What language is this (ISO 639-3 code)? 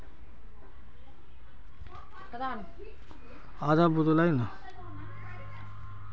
mag